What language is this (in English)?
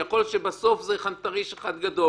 Hebrew